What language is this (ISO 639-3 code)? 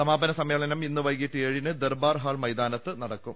mal